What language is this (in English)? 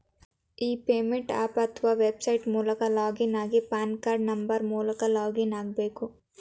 Kannada